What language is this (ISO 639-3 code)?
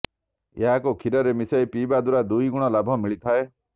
ori